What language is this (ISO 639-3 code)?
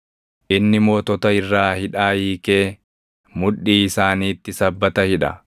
orm